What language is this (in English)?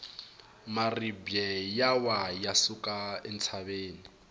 Tsonga